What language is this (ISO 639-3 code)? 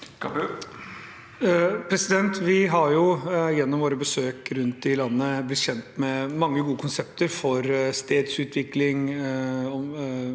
nor